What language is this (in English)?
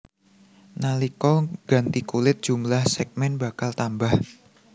Javanese